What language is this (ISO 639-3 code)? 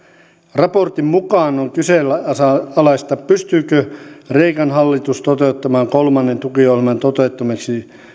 fin